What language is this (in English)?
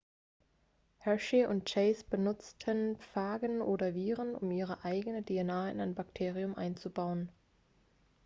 German